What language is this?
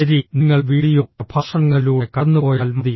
Malayalam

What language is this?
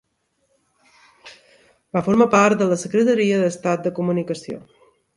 Catalan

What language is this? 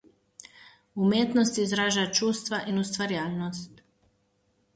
Slovenian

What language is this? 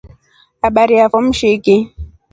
Rombo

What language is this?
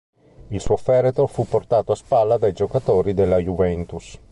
Italian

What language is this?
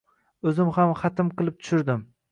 Uzbek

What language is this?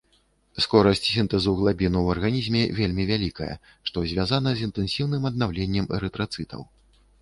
Belarusian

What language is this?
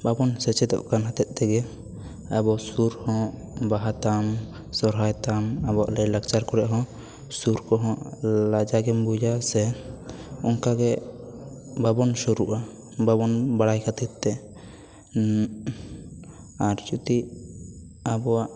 Santali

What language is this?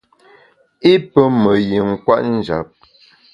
Bamun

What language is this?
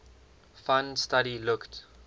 English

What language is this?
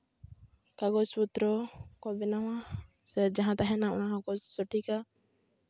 Santali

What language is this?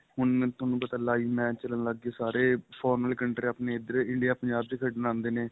Punjabi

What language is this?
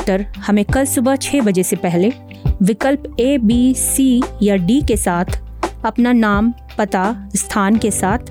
Hindi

